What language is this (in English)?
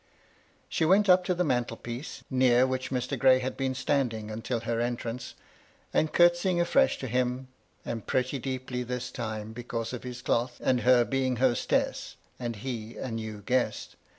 English